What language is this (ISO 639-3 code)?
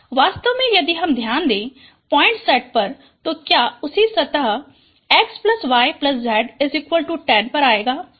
hin